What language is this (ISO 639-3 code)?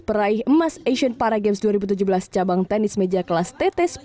ind